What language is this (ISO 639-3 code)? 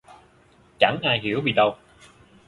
vie